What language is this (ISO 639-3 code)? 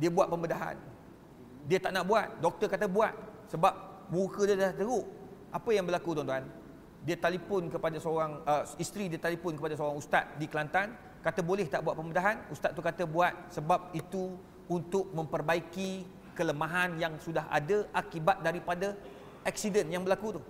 msa